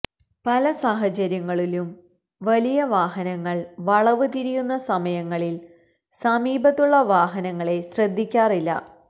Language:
Malayalam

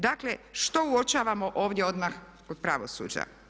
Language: Croatian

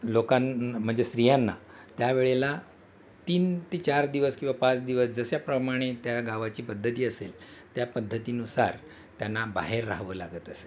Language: Marathi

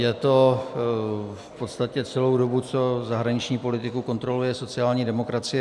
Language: Czech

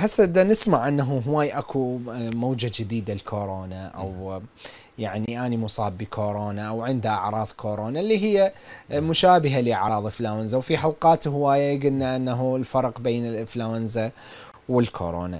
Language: Arabic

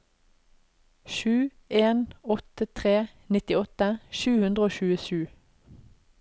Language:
Norwegian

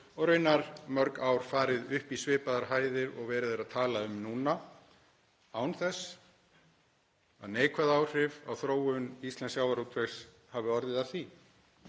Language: Icelandic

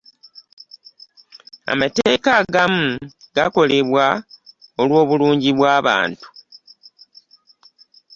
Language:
Ganda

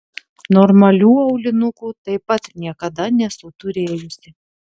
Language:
Lithuanian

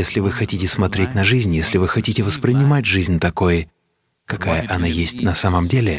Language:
Russian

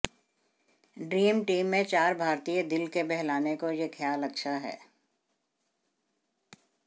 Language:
Hindi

